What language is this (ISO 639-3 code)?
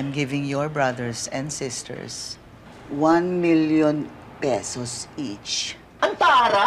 fil